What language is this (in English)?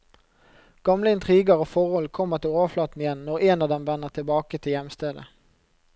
Norwegian